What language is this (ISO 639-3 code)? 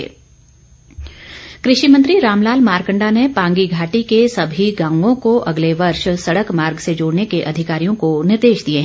hin